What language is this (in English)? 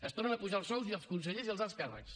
Catalan